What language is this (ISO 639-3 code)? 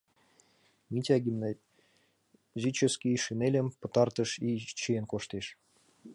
chm